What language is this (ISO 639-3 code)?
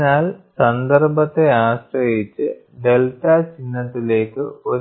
mal